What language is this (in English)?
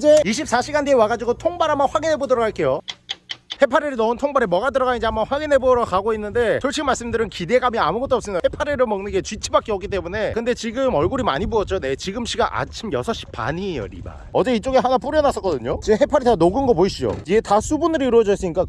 Korean